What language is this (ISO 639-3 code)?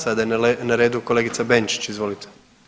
hrv